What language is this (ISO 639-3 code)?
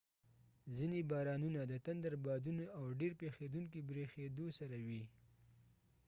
pus